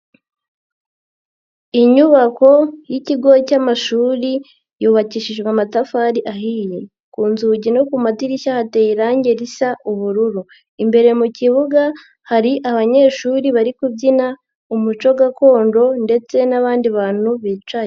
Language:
Kinyarwanda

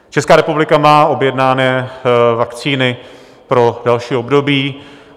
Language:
Czech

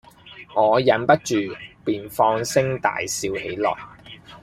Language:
Cantonese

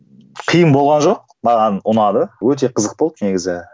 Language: Kazakh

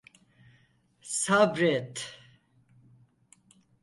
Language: Turkish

